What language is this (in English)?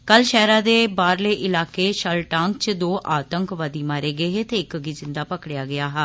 Dogri